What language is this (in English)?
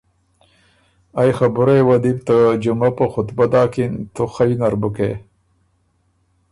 Ormuri